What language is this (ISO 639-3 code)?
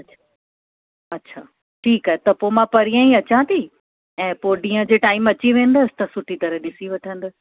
snd